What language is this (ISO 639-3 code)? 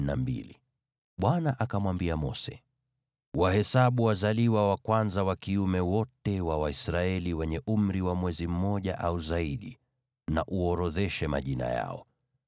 swa